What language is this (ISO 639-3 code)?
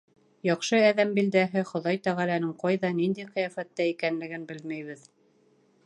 bak